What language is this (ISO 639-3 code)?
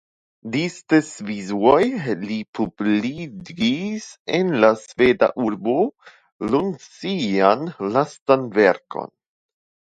epo